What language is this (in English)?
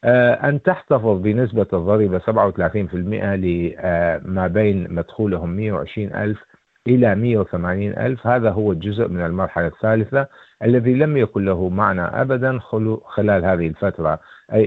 Arabic